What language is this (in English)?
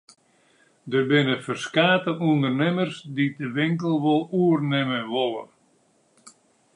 Western Frisian